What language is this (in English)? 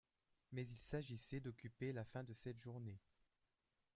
French